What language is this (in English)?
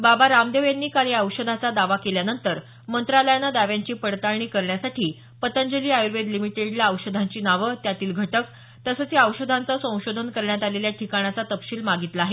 Marathi